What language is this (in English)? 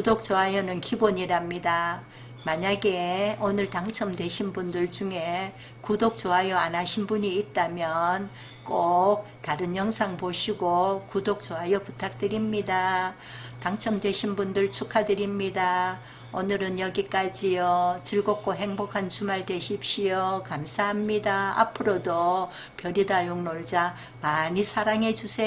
Korean